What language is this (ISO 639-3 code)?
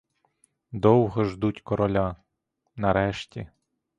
ukr